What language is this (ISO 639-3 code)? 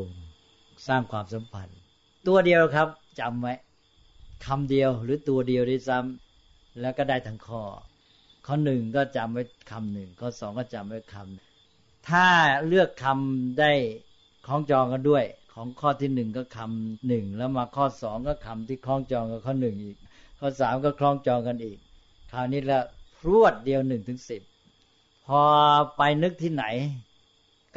tha